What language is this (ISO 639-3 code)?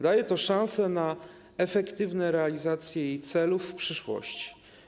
pol